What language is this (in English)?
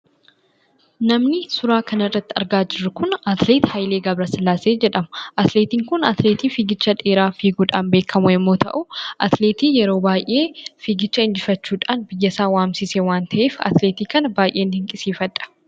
Oromo